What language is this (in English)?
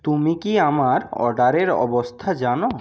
Bangla